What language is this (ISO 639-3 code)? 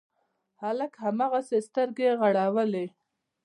pus